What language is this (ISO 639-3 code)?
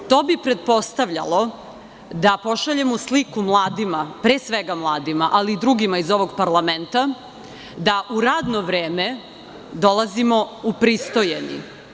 srp